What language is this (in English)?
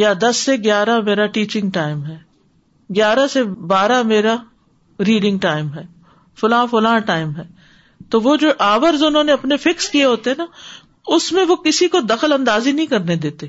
Urdu